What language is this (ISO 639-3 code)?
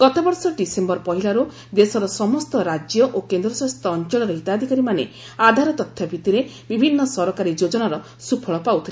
ori